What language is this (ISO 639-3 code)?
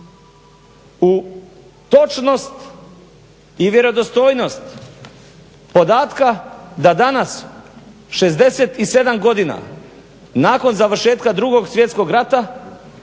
hrv